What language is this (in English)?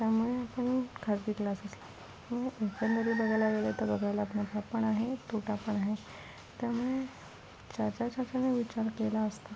Marathi